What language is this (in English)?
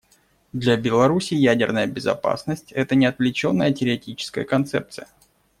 Russian